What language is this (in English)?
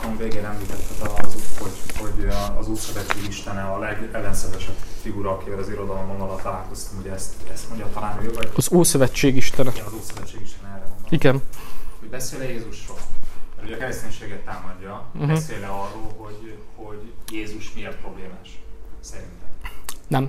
Hungarian